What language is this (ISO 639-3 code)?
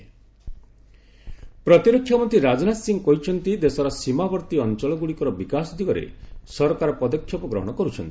ori